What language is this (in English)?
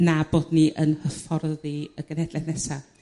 Welsh